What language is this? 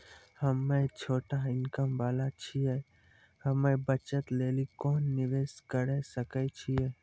Maithili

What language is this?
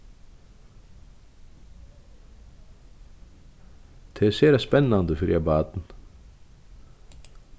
Faroese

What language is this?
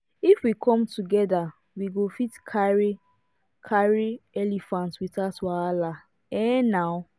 Nigerian Pidgin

